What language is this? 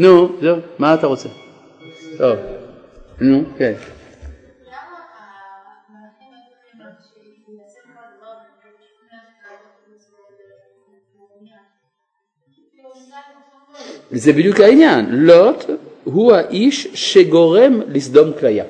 Hebrew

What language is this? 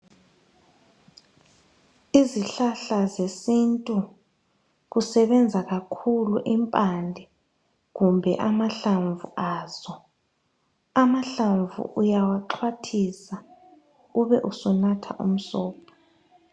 North Ndebele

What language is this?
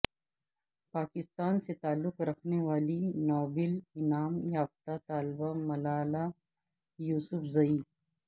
Urdu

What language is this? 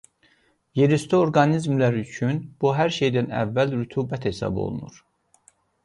Azerbaijani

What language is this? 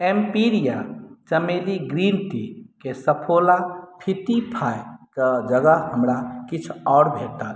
Maithili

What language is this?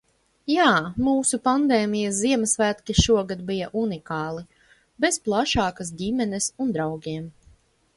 Latvian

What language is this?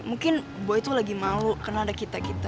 Indonesian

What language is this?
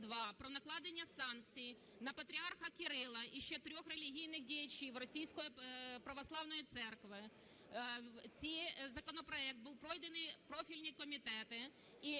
Ukrainian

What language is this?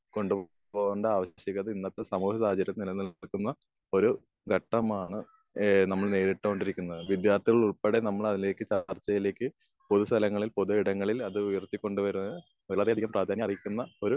Malayalam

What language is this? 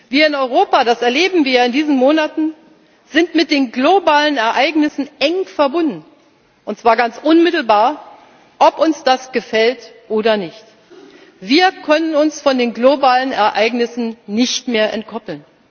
German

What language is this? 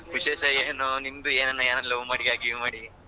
Kannada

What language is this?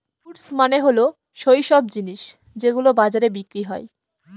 Bangla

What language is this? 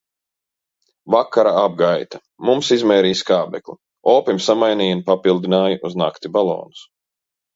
Latvian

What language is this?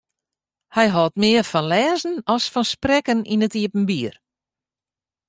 Western Frisian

